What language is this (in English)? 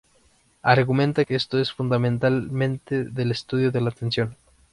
Spanish